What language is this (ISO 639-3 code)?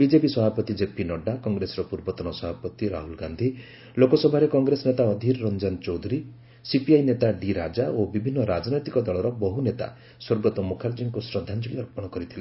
ori